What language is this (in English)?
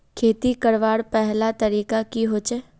Magahi